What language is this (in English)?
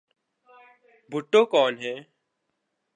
Urdu